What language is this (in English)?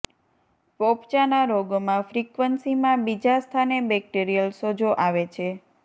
Gujarati